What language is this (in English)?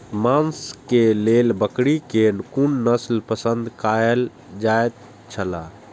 Maithili